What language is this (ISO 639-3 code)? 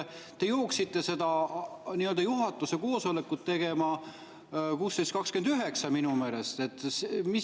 est